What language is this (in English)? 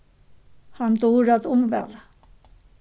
Faroese